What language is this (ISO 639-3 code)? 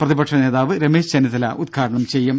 mal